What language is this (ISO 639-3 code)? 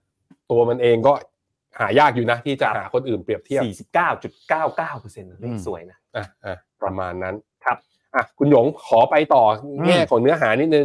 tha